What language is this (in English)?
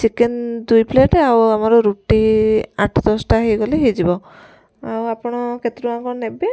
Odia